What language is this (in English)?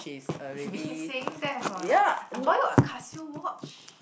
English